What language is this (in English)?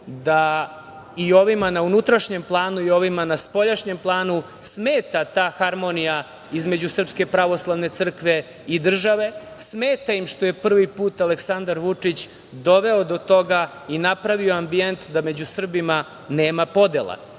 Serbian